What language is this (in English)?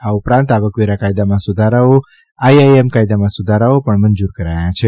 Gujarati